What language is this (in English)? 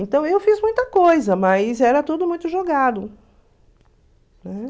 Portuguese